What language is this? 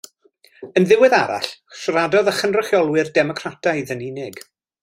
Welsh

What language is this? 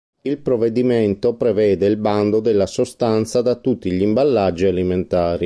Italian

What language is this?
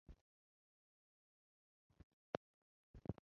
Chinese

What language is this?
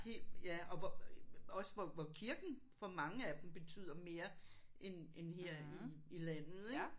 Danish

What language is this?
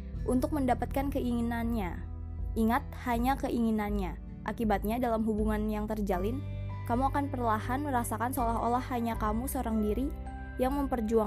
Indonesian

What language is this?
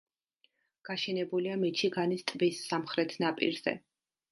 Georgian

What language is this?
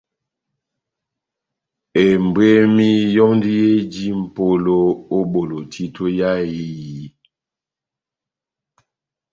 Batanga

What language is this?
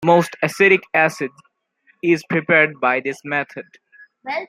English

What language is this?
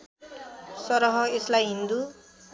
Nepali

